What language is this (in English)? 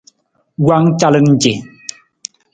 Nawdm